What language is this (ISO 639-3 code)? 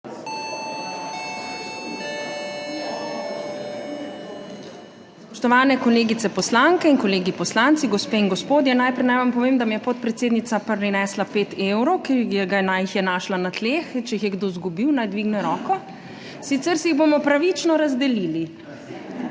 slv